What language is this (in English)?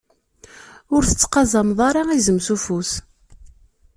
Kabyle